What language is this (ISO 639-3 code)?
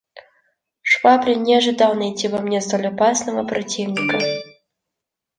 rus